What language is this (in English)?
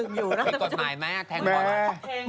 Thai